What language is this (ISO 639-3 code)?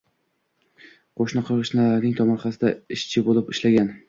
uzb